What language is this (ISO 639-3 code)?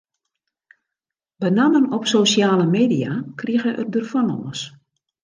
fry